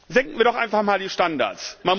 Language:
German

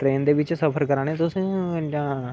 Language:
Dogri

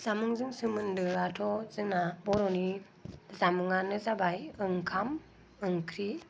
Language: Bodo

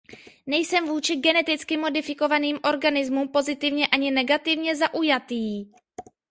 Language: Czech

